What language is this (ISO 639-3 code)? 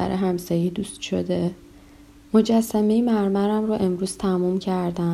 fas